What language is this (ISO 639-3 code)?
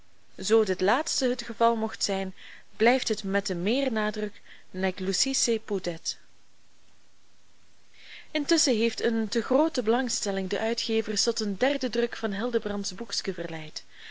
nld